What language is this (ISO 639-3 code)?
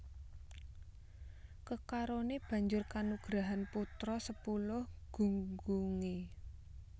jav